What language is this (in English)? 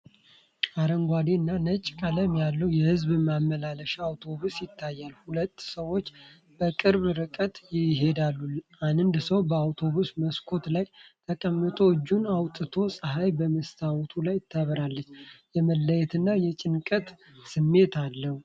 Amharic